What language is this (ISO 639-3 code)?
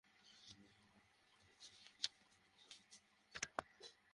ben